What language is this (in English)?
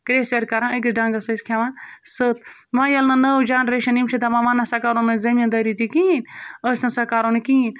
Kashmiri